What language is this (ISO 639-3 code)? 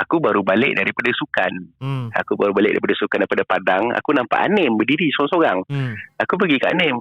msa